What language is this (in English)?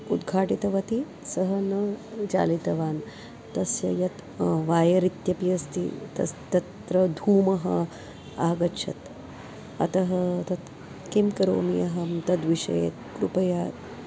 Sanskrit